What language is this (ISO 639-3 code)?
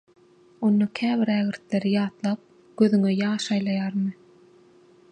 tuk